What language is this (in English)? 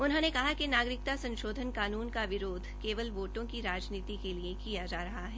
Hindi